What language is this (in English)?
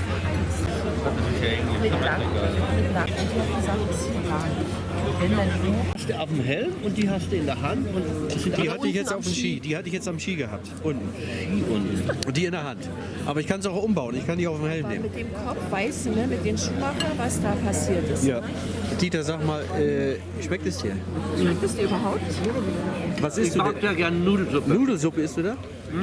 German